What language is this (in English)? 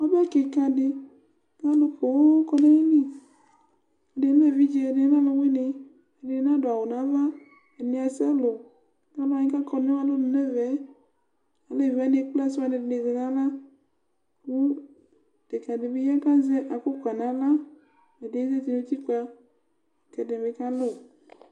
Ikposo